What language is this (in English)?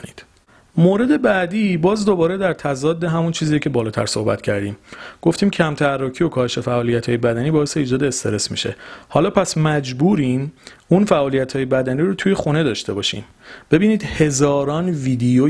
Persian